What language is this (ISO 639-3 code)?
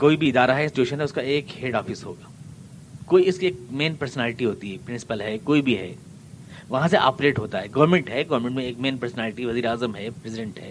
urd